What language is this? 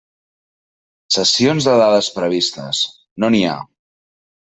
Catalan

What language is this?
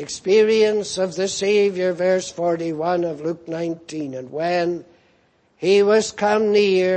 English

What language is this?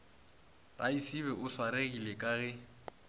Northern Sotho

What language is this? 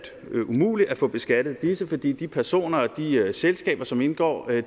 Danish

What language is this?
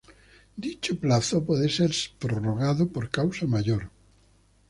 Spanish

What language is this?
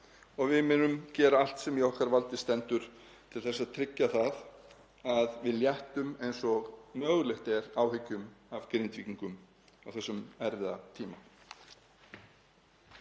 Icelandic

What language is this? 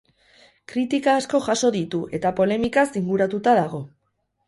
Basque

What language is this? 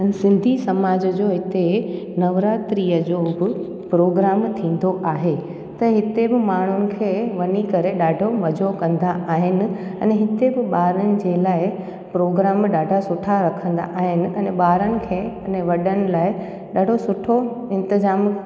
Sindhi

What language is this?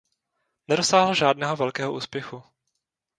Czech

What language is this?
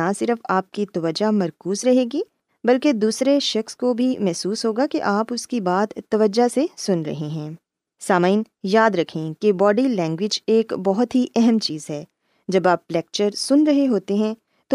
Urdu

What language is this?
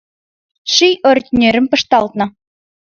Mari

